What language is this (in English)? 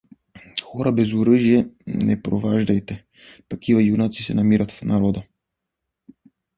Bulgarian